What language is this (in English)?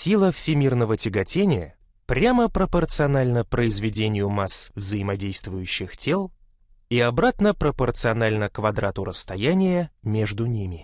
Russian